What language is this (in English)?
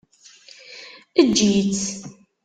Kabyle